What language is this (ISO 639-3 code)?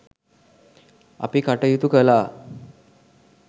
sin